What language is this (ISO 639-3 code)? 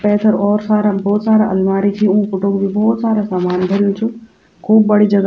gbm